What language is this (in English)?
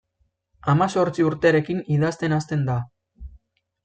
Basque